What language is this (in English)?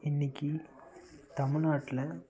Tamil